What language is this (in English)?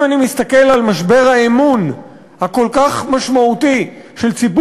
Hebrew